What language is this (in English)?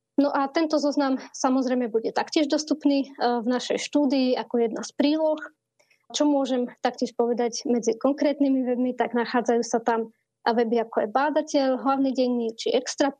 Slovak